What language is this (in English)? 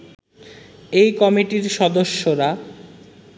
Bangla